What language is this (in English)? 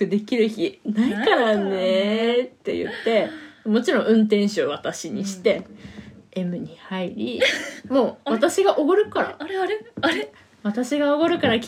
Japanese